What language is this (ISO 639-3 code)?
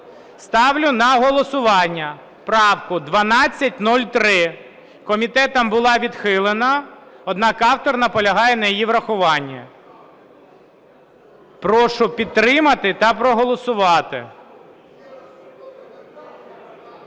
ukr